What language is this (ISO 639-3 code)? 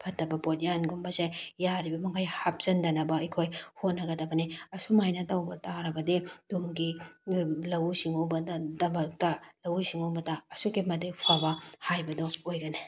mni